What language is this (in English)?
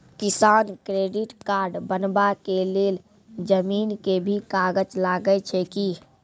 Maithili